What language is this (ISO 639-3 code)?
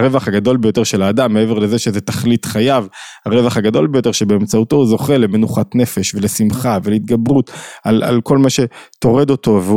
heb